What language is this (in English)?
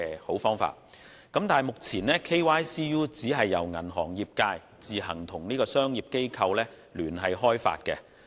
Cantonese